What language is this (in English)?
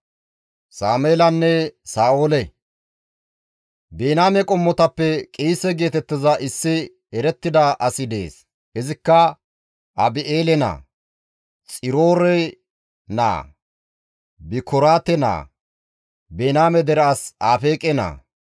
Gamo